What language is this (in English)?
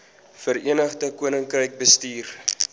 Afrikaans